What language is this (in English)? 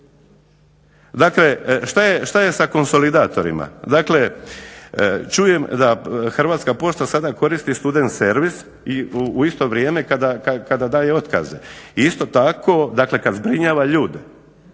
Croatian